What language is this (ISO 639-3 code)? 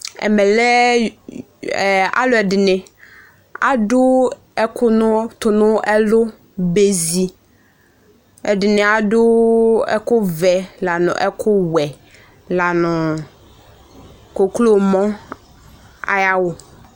kpo